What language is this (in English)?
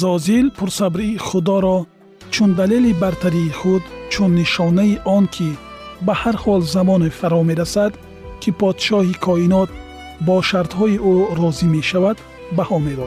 Persian